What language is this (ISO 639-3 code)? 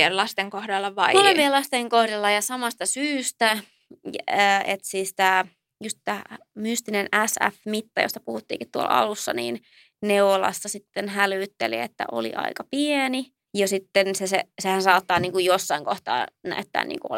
fin